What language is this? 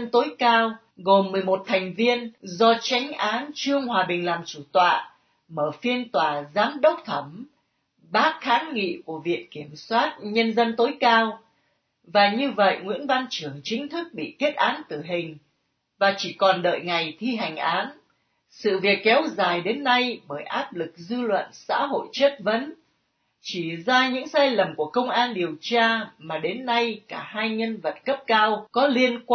Vietnamese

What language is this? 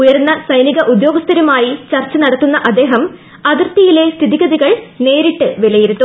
Malayalam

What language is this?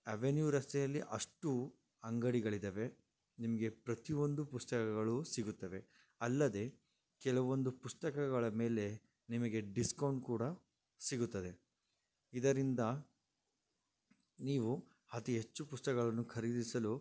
Kannada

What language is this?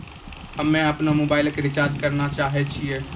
Maithili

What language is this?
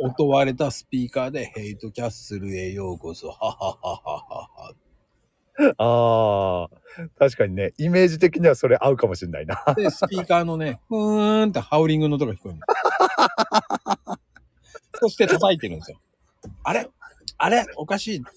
Japanese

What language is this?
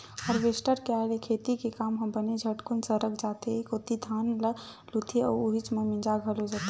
Chhattisgarhi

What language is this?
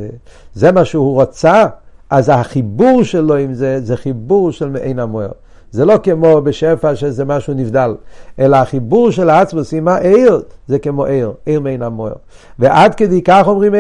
Hebrew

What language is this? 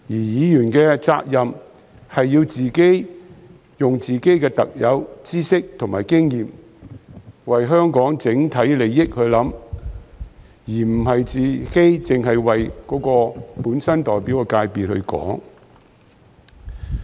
Cantonese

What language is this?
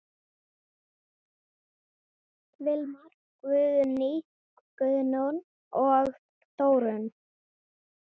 Icelandic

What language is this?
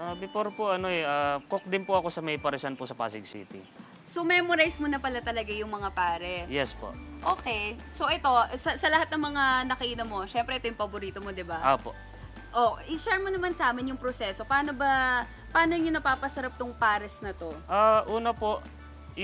Filipino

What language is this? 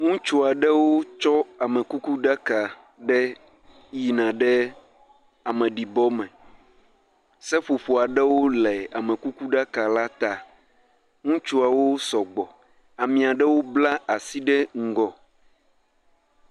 Ewe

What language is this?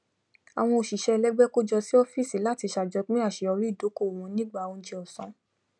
Yoruba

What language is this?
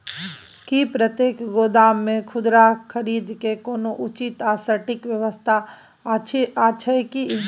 Maithili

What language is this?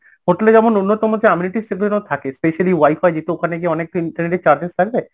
Bangla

